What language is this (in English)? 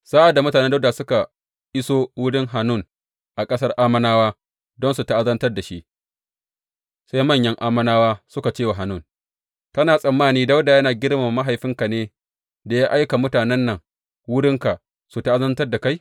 Hausa